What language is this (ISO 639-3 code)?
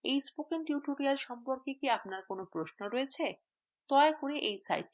ben